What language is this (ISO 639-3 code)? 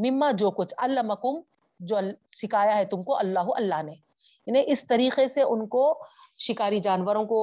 urd